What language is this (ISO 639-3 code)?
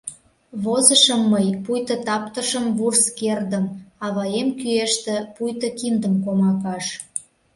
chm